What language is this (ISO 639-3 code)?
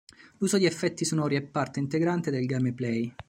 ita